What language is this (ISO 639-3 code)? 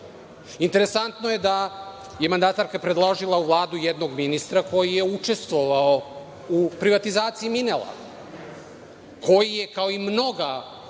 srp